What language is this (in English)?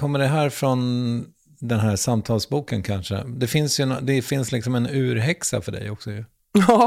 Swedish